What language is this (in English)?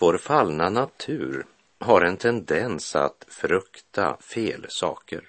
Swedish